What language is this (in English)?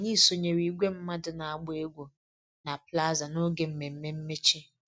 Igbo